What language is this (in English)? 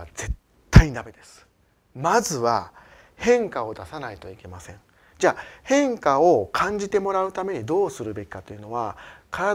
Japanese